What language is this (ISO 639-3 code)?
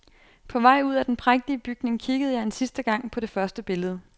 dan